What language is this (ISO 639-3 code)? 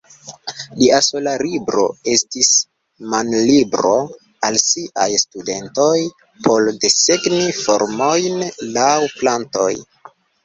epo